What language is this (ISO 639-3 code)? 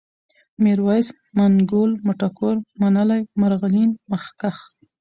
pus